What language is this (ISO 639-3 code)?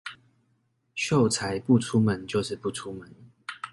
zho